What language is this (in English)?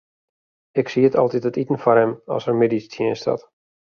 Western Frisian